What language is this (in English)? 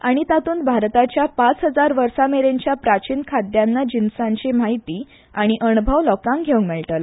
Konkani